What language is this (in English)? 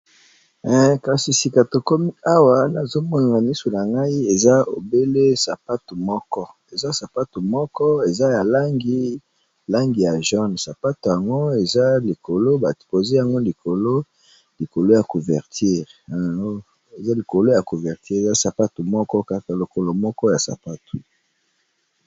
Lingala